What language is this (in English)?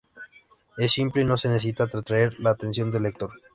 Spanish